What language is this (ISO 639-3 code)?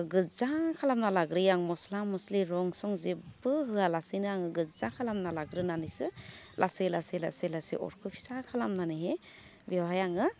brx